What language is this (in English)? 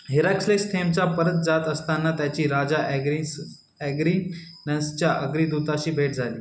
Marathi